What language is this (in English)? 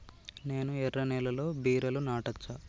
Telugu